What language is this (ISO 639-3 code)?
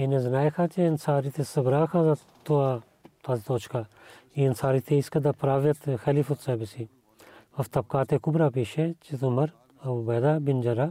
bul